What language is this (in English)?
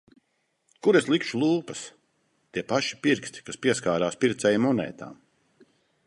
Latvian